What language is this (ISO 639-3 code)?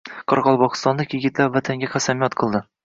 uzb